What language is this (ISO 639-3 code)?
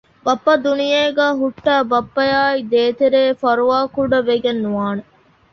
div